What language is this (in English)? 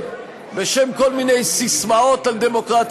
Hebrew